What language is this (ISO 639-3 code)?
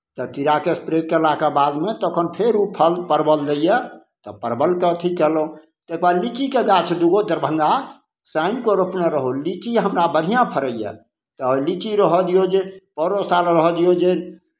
mai